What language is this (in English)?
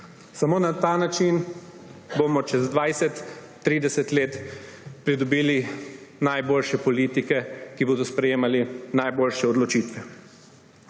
Slovenian